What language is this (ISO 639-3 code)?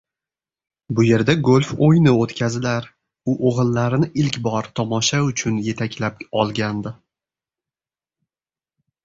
uzb